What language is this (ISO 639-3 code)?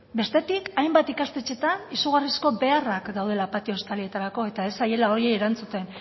eus